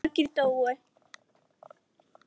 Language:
Icelandic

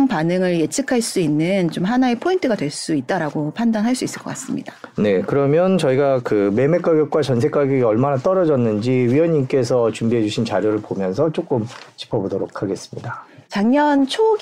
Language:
Korean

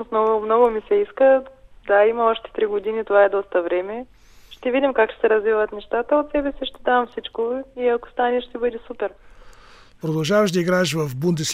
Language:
Bulgarian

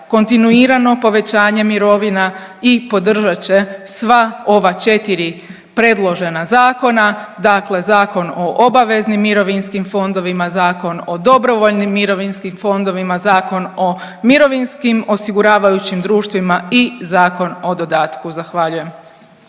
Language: Croatian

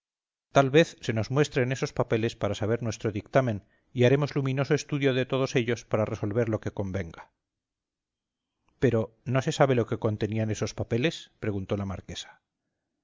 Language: Spanish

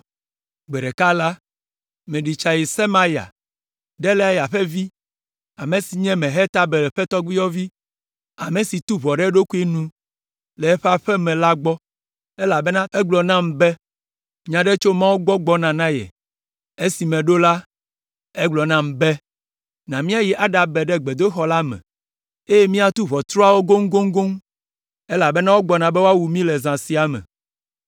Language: Ewe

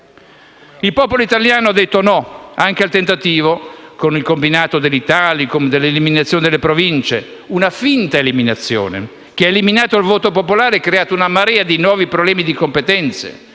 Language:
Italian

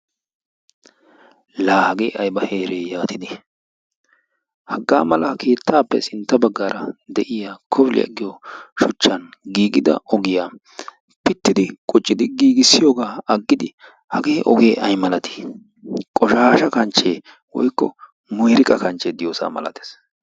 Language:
Wolaytta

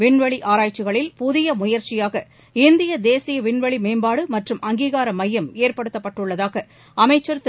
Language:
Tamil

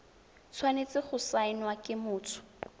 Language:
Tswana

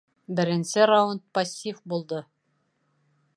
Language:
Bashkir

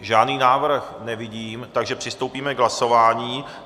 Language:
Czech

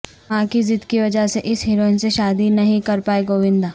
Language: Urdu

